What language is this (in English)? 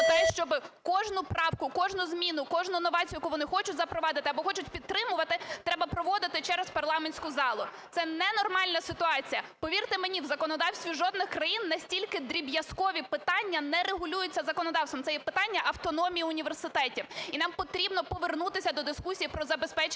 Ukrainian